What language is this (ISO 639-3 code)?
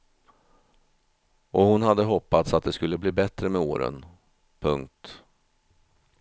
swe